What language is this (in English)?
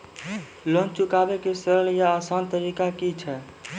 Maithili